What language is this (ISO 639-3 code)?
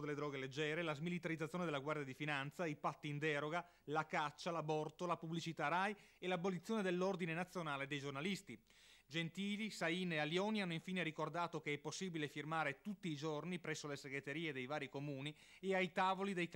ita